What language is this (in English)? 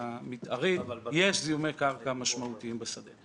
Hebrew